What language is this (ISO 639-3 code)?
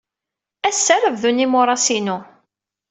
kab